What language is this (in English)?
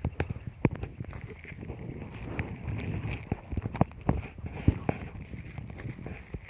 Indonesian